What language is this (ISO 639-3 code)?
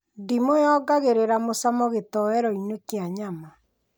kik